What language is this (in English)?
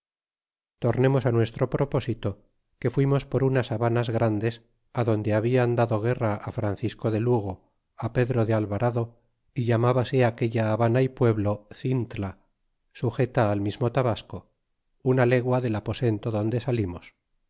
Spanish